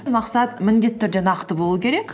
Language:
Kazakh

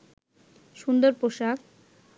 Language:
Bangla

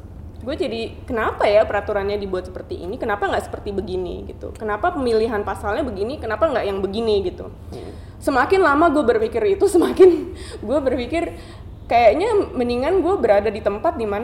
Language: Indonesian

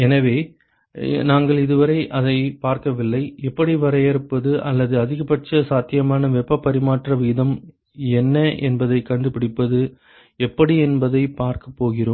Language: Tamil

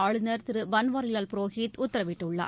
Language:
Tamil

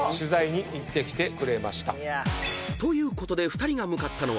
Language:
Japanese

